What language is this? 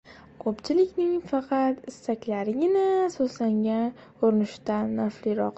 Uzbek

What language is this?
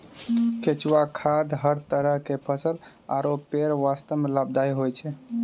Maithili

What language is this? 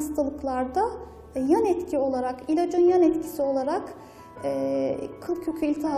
Turkish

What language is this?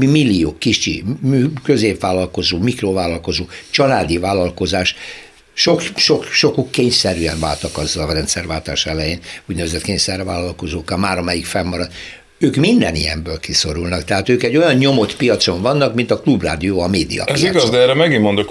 Hungarian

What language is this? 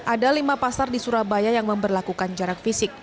Indonesian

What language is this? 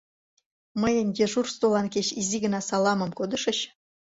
Mari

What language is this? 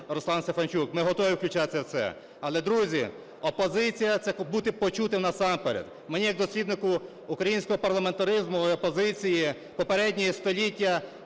Ukrainian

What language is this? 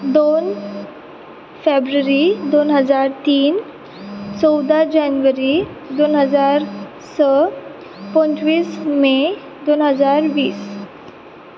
Konkani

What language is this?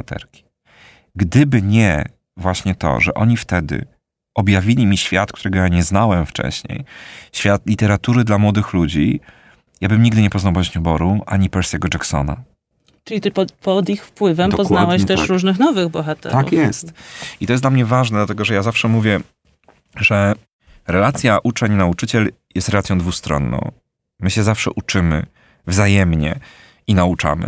Polish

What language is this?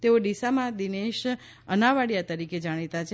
Gujarati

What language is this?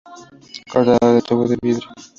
Spanish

